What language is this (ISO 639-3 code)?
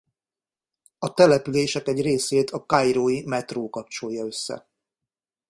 hun